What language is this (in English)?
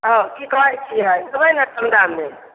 Maithili